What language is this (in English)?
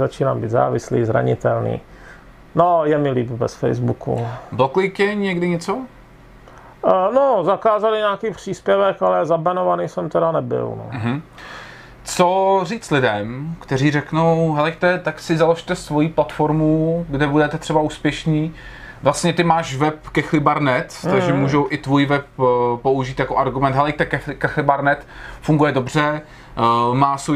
Czech